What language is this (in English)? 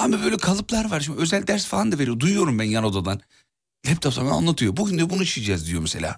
Turkish